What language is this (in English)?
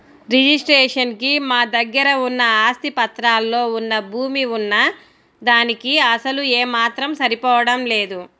Telugu